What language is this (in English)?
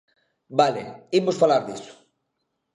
Galician